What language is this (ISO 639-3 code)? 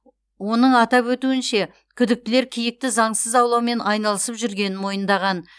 kaz